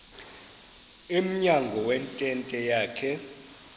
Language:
Xhosa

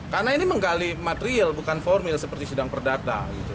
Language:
Indonesian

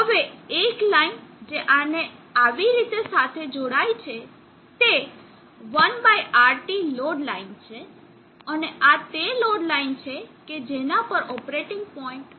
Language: Gujarati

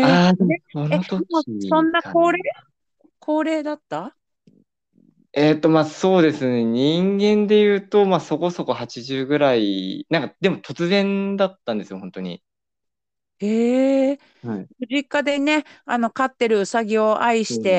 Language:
Japanese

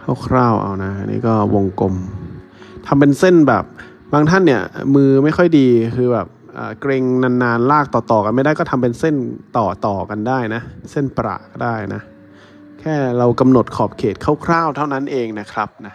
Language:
Thai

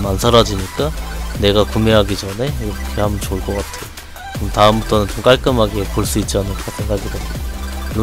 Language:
Korean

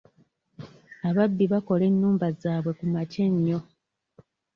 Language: Ganda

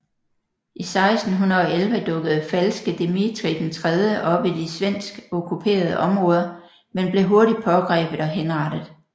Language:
Danish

